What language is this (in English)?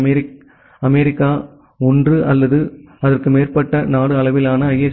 Tamil